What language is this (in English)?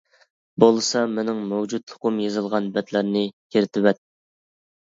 Uyghur